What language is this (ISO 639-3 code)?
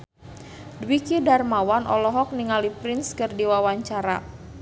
sun